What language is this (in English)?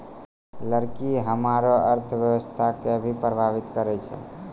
Maithili